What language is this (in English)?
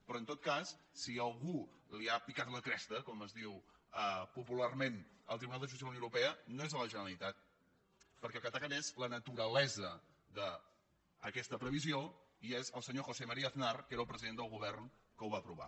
Catalan